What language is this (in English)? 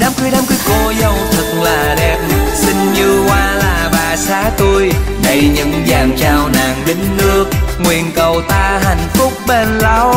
Vietnamese